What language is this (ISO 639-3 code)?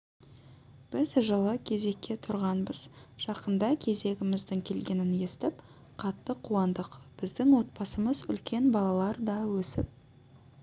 kaz